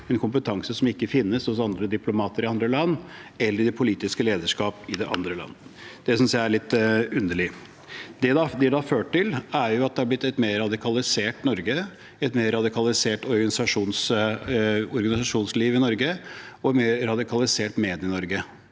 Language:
Norwegian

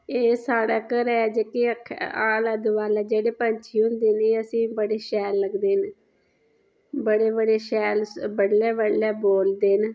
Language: Dogri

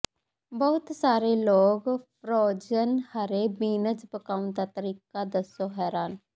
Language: Punjabi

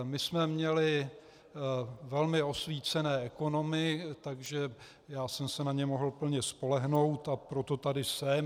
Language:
Czech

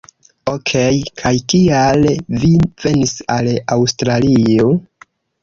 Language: Esperanto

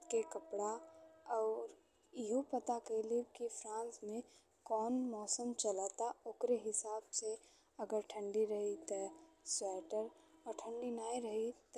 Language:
Bhojpuri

